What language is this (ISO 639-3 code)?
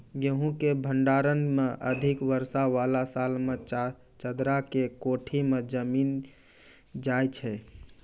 mai